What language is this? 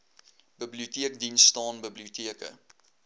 Afrikaans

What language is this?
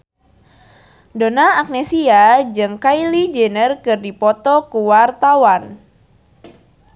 Sundanese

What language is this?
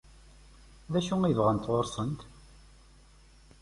Kabyle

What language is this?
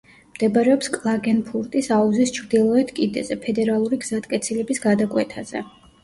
Georgian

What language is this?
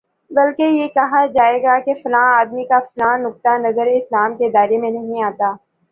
Urdu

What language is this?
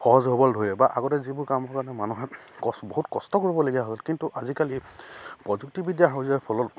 Assamese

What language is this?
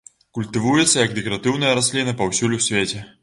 Belarusian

